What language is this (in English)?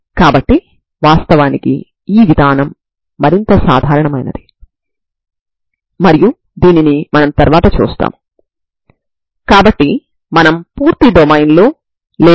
Telugu